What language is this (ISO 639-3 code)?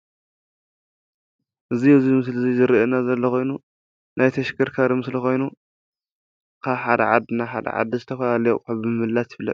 tir